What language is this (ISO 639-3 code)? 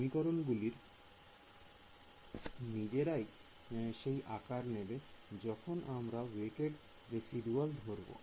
ben